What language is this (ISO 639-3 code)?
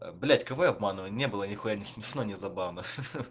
rus